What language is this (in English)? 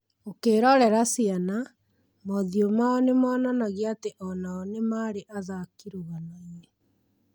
Kikuyu